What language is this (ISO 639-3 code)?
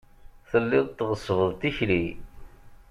kab